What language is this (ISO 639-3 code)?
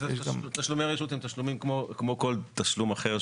heb